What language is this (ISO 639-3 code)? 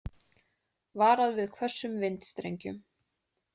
isl